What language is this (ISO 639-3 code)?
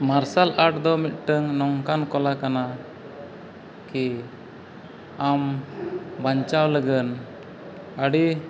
sat